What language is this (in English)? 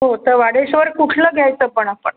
Marathi